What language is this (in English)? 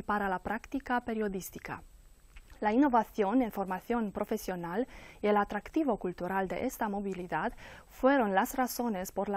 Spanish